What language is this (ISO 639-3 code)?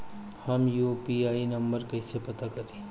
bho